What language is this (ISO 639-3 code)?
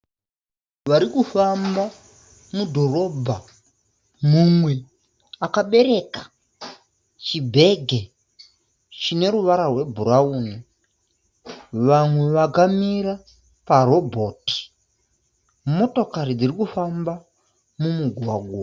sna